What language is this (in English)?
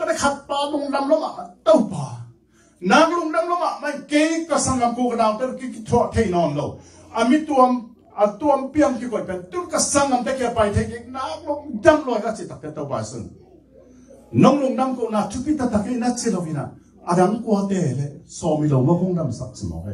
Thai